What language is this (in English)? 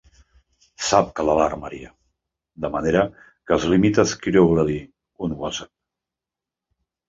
Catalan